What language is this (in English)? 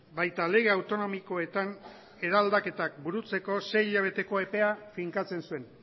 Basque